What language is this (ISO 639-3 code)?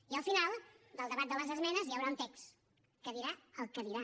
cat